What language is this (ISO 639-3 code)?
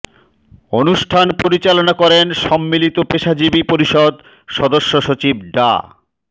ben